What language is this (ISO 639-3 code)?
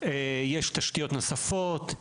heb